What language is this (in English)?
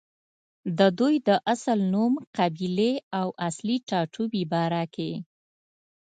Pashto